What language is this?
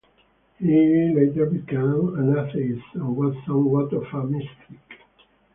English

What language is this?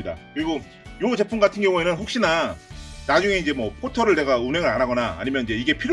Korean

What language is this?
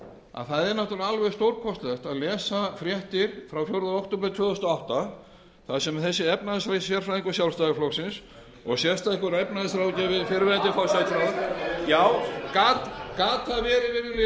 Icelandic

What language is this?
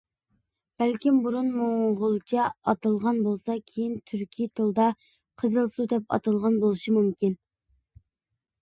Uyghur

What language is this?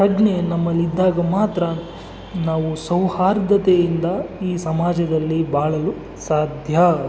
Kannada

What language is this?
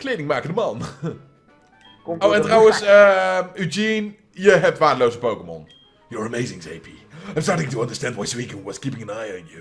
Dutch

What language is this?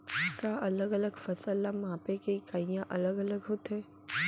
Chhattisgarhi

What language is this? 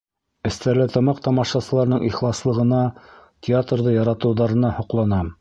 Bashkir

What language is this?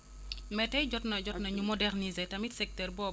Wolof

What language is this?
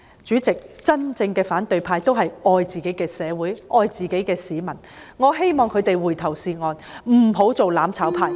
Cantonese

